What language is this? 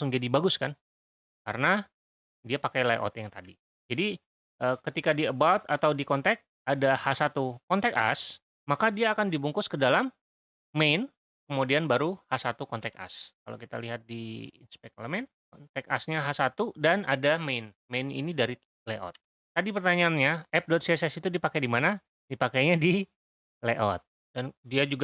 Indonesian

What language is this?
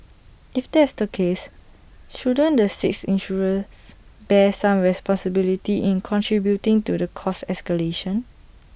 English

